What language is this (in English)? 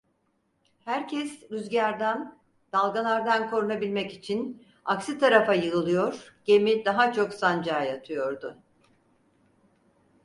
Turkish